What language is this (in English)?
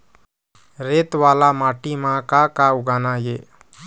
Chhattisgarhi